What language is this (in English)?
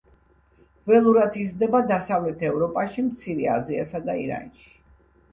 Georgian